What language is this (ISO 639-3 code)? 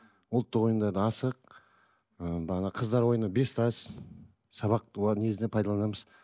kaz